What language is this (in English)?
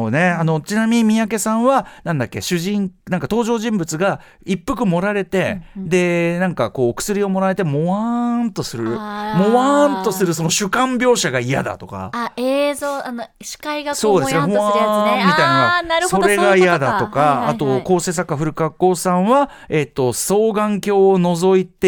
Japanese